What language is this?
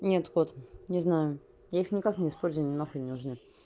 Russian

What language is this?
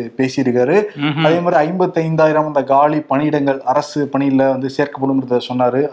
Tamil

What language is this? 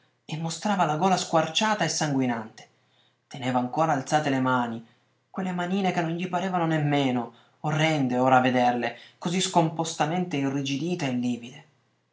Italian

